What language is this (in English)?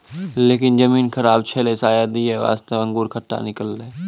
Maithili